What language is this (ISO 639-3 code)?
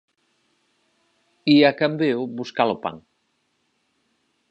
glg